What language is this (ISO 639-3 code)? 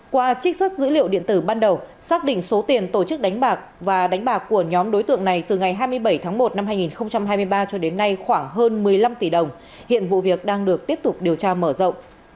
vie